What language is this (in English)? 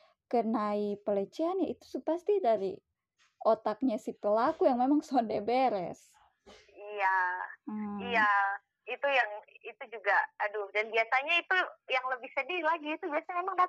Indonesian